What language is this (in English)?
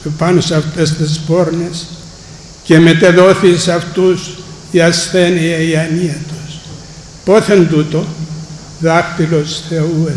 Greek